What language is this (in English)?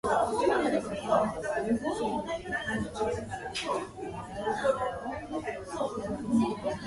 English